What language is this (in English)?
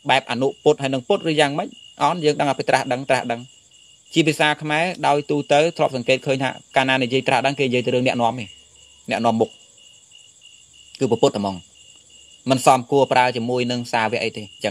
Vietnamese